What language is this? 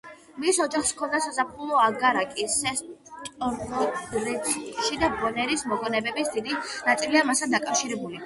Georgian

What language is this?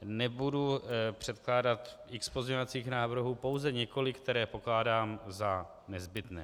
Czech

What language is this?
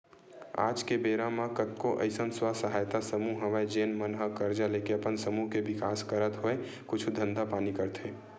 Chhattisgarhi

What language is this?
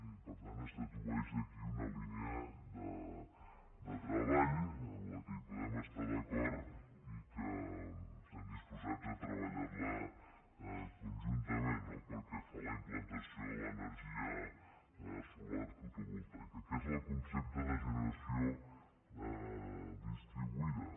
Catalan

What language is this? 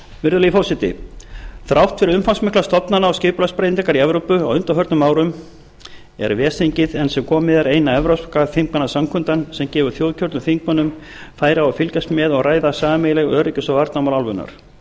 Icelandic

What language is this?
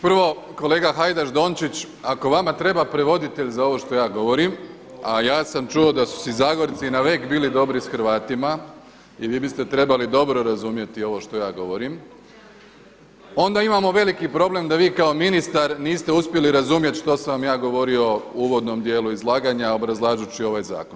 Croatian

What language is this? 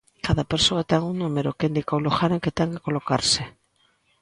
Galician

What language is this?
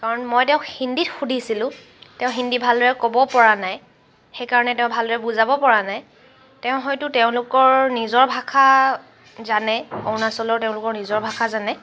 Assamese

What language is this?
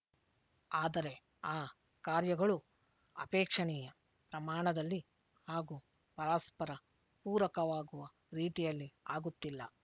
Kannada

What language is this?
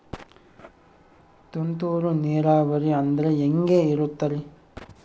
Kannada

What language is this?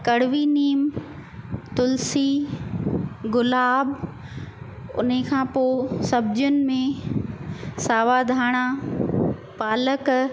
Sindhi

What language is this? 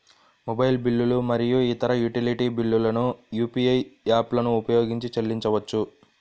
Telugu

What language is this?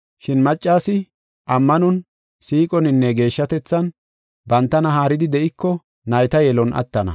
Gofa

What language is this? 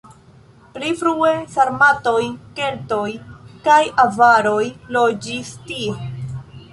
Esperanto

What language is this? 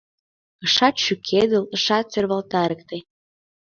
Mari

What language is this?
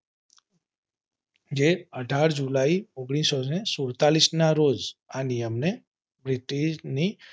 Gujarati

